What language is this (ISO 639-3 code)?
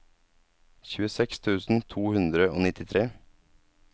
nor